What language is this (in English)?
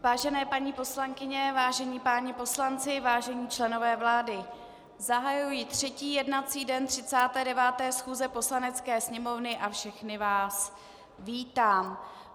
Czech